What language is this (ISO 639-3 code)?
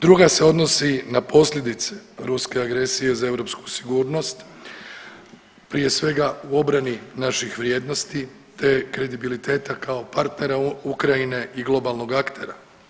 hrv